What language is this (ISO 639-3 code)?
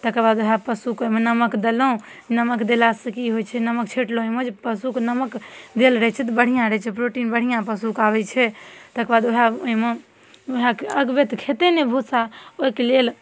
mai